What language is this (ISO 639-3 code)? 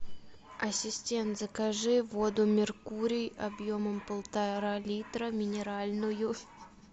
rus